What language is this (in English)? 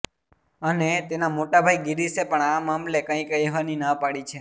Gujarati